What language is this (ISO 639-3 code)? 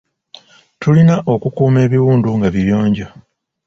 lug